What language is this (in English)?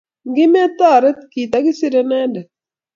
Kalenjin